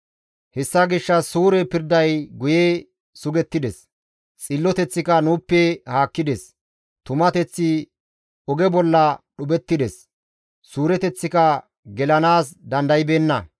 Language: Gamo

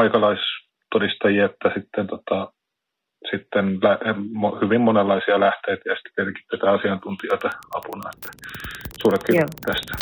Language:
Finnish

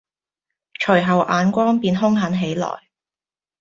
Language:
Cantonese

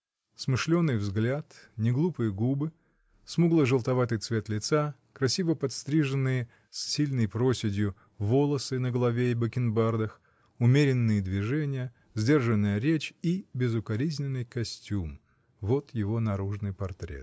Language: Russian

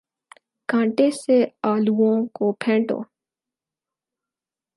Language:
Urdu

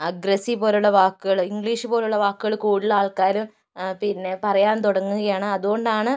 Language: Malayalam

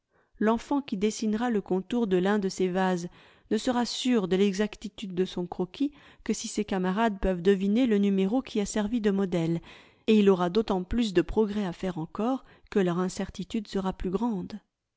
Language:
French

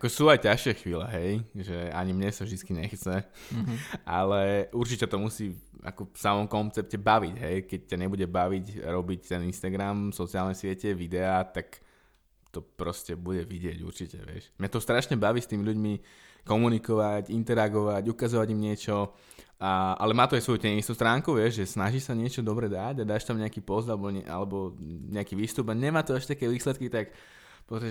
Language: Slovak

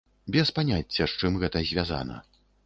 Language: Belarusian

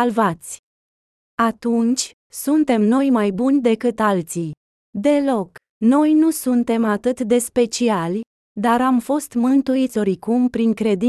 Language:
Romanian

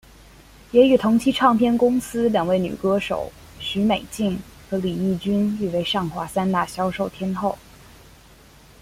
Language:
Chinese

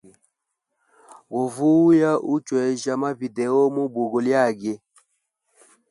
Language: Hemba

